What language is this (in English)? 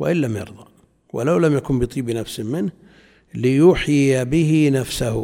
Arabic